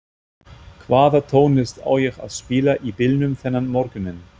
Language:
Icelandic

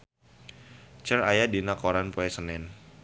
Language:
Sundanese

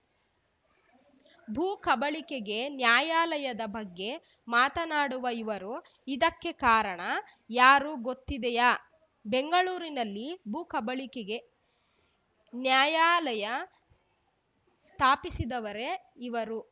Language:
Kannada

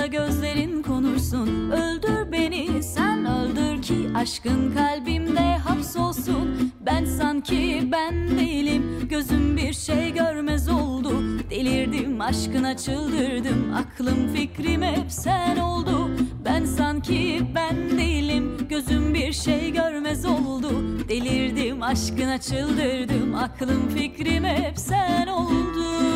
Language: Turkish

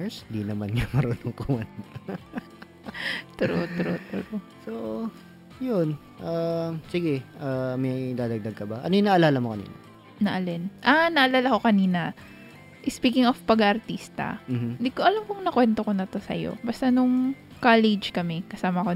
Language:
Filipino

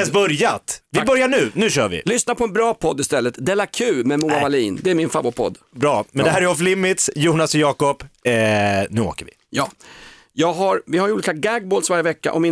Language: Swedish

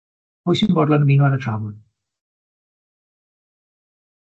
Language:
Welsh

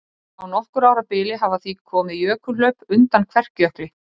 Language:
Icelandic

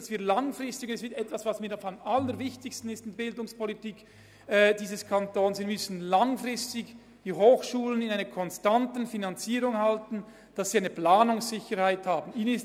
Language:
Swiss German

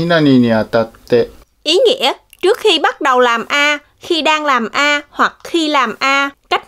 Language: Vietnamese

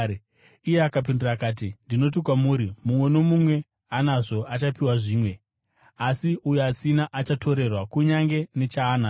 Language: Shona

